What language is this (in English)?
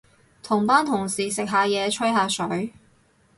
Cantonese